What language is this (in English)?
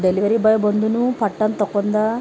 Kannada